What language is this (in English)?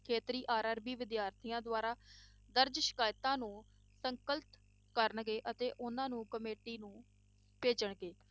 Punjabi